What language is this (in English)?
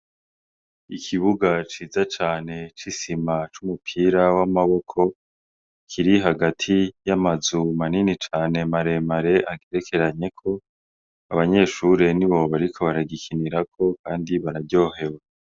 Rundi